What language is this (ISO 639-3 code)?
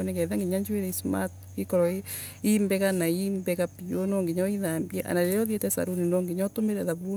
ebu